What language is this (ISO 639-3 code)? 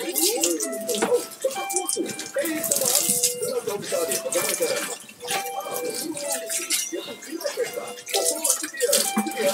ind